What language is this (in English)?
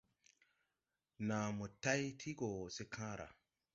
Tupuri